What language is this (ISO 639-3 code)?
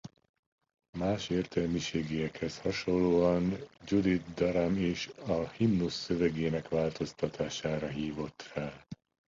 hun